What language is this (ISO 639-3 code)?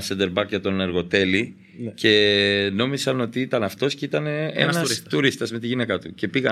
ell